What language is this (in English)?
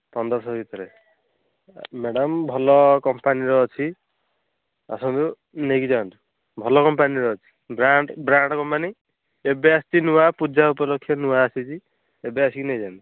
Odia